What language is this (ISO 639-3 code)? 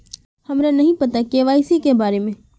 mag